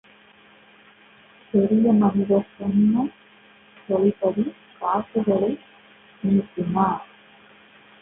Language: Tamil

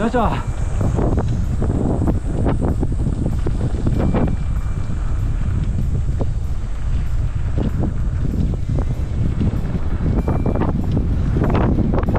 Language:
Japanese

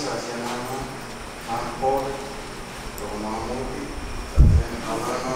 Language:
Romanian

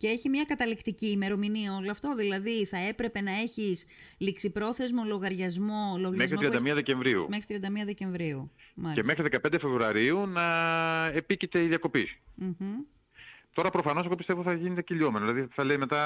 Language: Greek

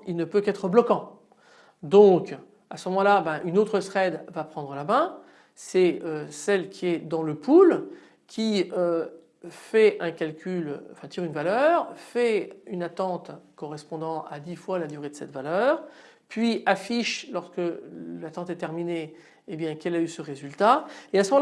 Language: French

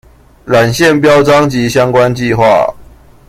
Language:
Chinese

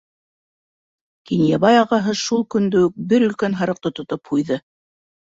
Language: Bashkir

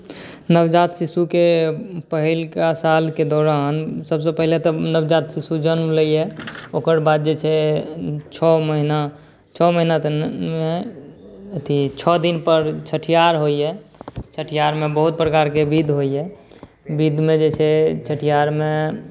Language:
Maithili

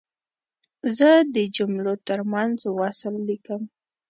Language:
Pashto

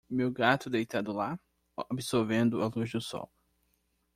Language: Portuguese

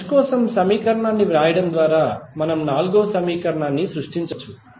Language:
Telugu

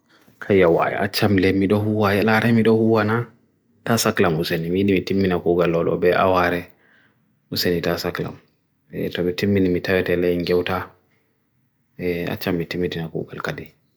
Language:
Bagirmi Fulfulde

